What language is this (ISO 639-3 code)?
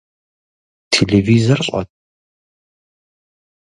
kbd